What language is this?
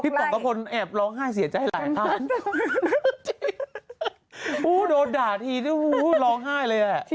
Thai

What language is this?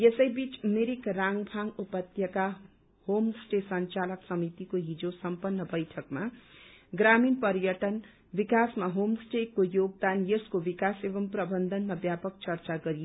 Nepali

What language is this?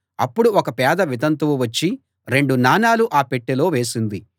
Telugu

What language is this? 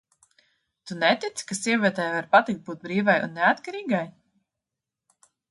Latvian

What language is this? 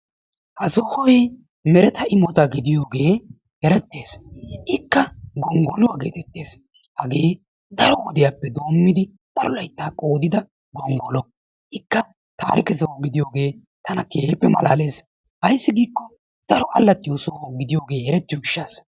Wolaytta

